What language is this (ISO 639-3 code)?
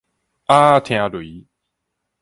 nan